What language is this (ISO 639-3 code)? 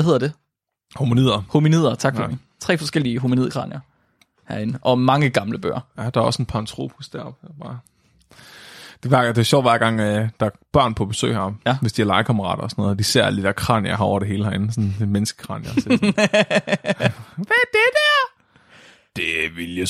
dan